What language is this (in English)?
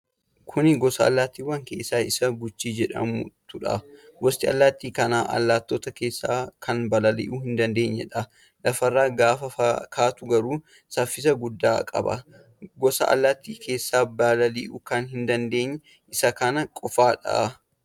Oromo